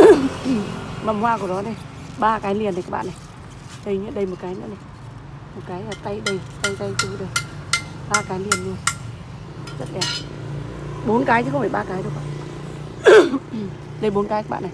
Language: Vietnamese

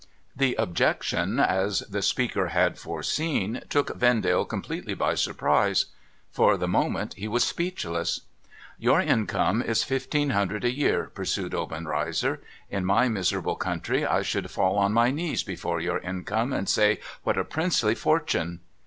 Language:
English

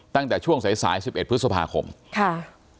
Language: Thai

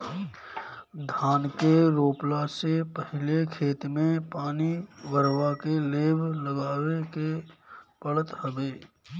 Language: Bhojpuri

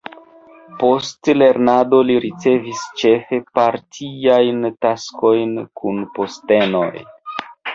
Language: Esperanto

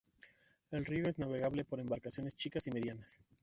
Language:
Spanish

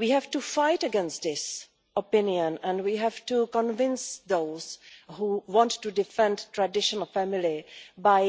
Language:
English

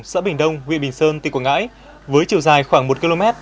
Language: Vietnamese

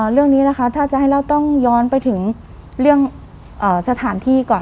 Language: Thai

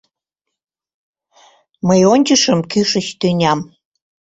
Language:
Mari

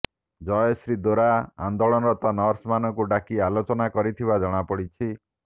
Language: Odia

